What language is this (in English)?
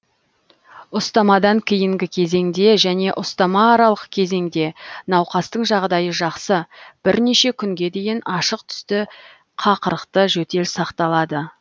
Kazakh